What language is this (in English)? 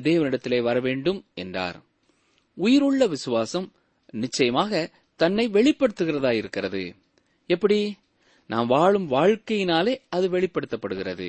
Tamil